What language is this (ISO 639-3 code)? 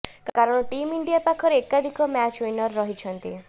ori